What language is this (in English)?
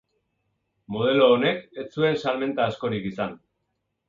Basque